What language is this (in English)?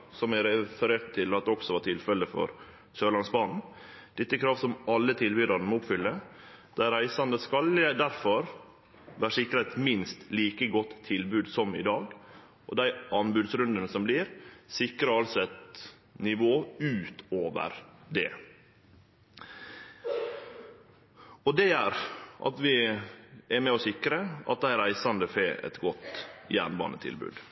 Norwegian Nynorsk